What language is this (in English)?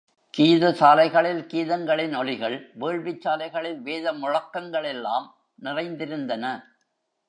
Tamil